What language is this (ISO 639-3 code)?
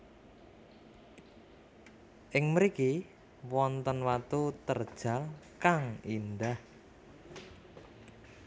jav